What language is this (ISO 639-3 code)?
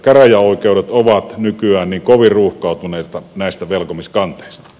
fin